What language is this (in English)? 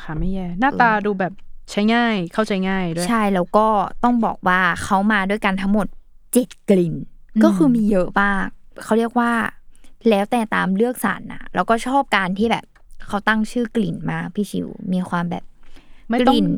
Thai